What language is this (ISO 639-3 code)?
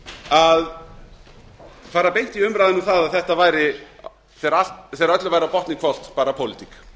isl